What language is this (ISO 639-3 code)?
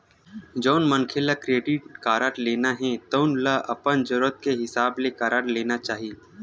hne